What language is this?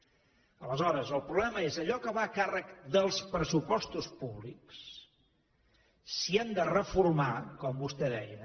Catalan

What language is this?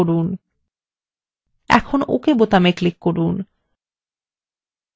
Bangla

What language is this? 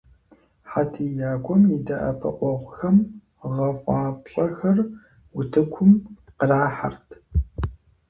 Kabardian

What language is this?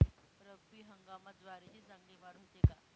Marathi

